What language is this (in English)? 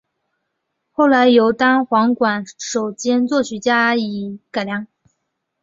Chinese